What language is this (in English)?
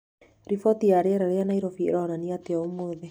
Kikuyu